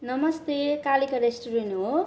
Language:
Nepali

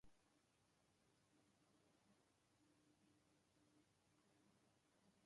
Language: Portuguese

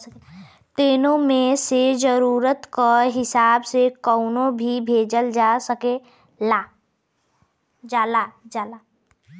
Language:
Bhojpuri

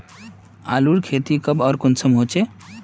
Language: Magahi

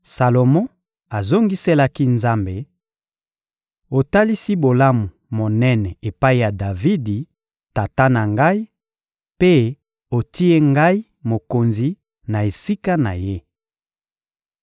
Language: Lingala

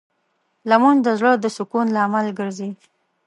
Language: Pashto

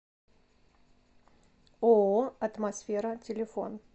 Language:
Russian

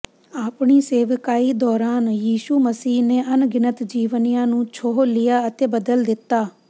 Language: Punjabi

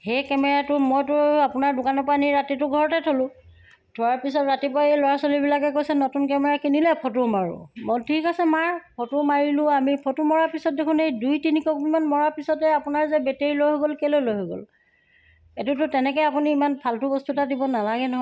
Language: Assamese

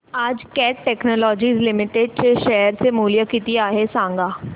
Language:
Marathi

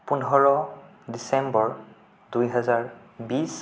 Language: Assamese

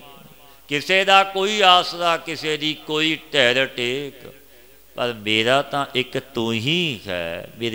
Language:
Hindi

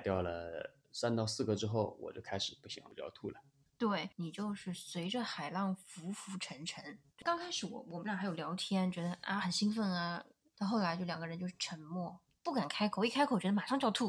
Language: Chinese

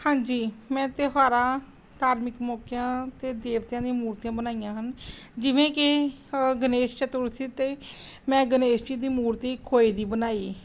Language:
Punjabi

